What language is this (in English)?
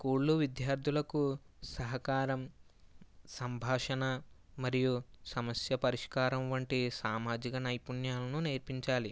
Telugu